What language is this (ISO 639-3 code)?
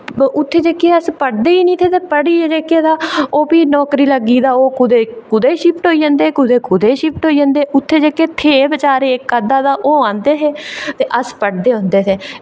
doi